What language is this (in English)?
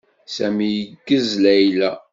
Kabyle